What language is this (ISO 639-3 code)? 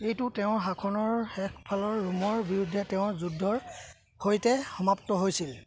asm